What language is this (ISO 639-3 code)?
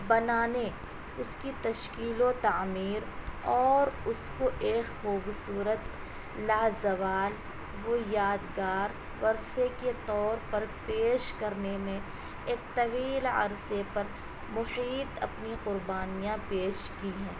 urd